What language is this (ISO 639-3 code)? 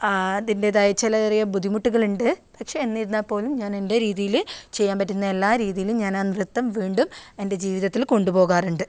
mal